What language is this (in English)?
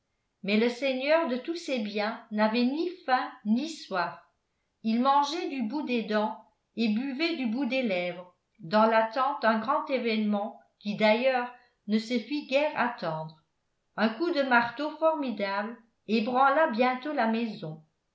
French